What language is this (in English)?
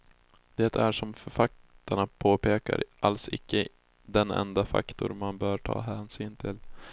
Swedish